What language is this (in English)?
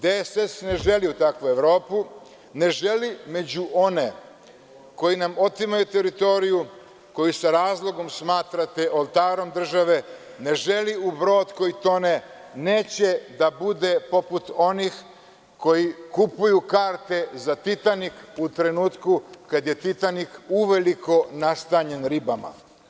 Serbian